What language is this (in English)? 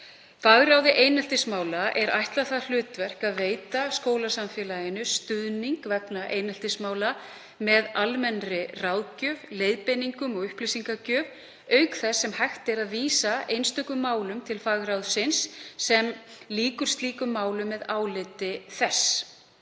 Icelandic